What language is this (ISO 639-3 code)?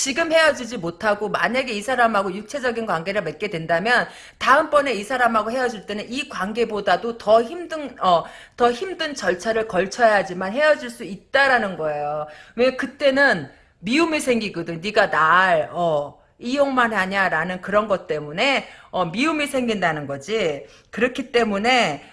kor